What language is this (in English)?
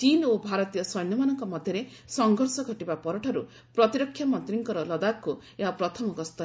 Odia